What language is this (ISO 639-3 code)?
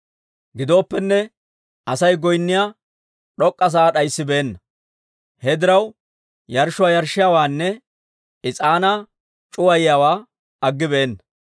dwr